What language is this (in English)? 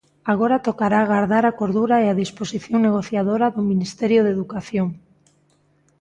Galician